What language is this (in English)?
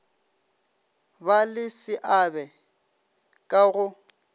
Northern Sotho